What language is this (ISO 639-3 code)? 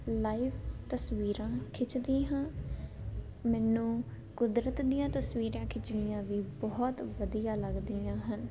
pan